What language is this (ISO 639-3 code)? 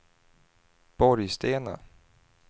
swe